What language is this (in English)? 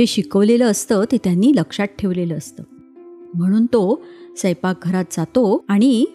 Marathi